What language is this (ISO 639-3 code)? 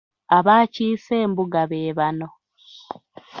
lug